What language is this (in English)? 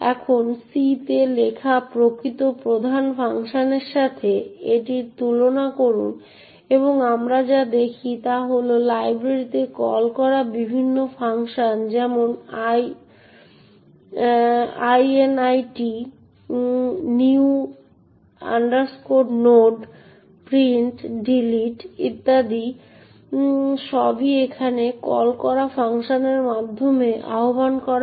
Bangla